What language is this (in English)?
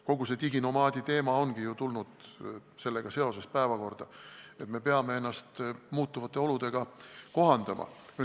Estonian